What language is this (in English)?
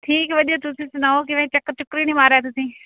Punjabi